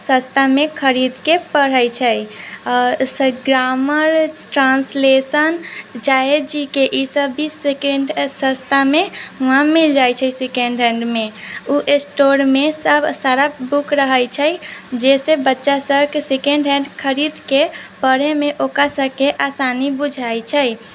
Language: Maithili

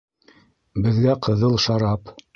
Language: Bashkir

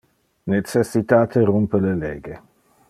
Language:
Interlingua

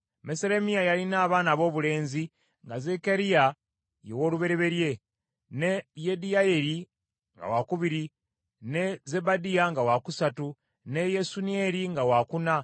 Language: Ganda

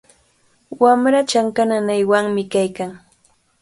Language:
Cajatambo North Lima Quechua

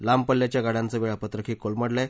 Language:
Marathi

